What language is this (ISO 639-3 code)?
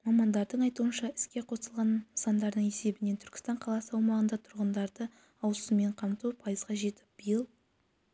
kaz